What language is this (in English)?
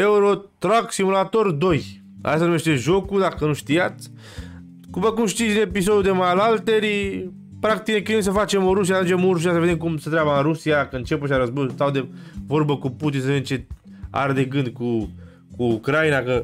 Romanian